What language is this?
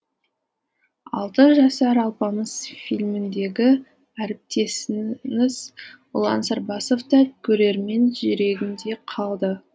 Kazakh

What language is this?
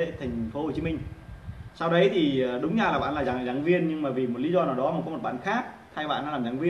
Vietnamese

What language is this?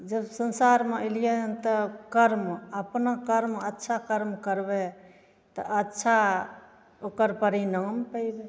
Maithili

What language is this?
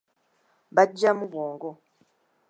Ganda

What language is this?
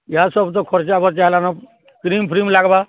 Odia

